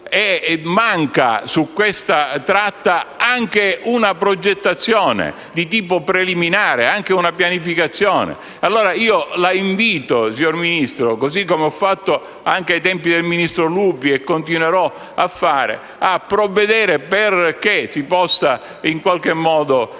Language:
Italian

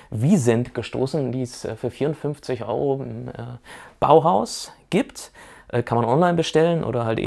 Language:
German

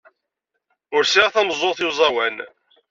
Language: Kabyle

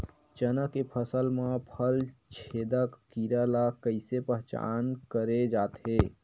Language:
Chhattisgarhi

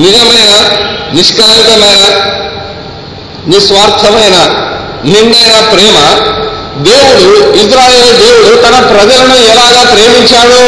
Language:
Telugu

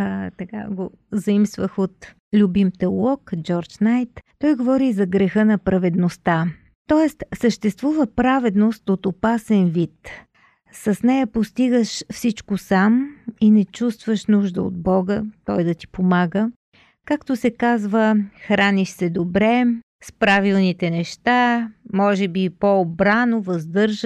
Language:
Bulgarian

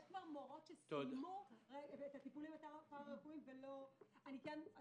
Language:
Hebrew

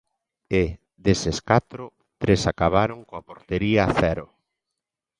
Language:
Galician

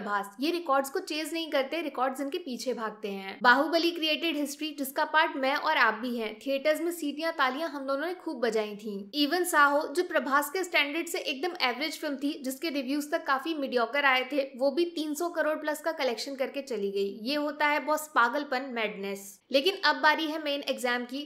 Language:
Hindi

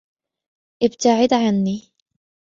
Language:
Arabic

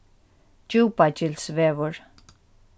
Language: Faroese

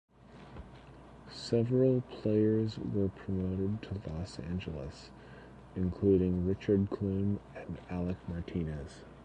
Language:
English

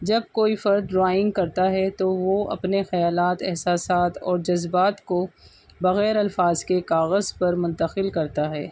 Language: Urdu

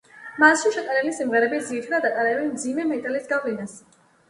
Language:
Georgian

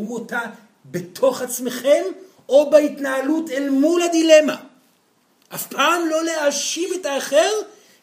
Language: Hebrew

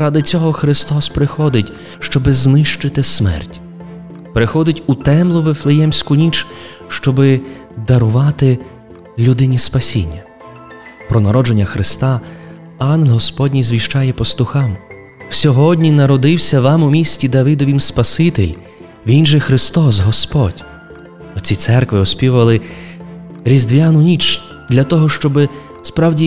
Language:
Ukrainian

